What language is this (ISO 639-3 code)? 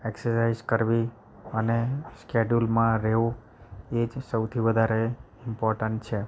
guj